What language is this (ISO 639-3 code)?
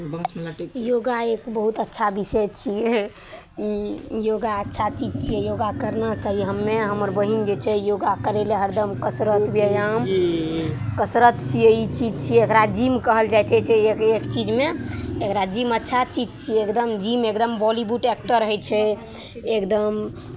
mai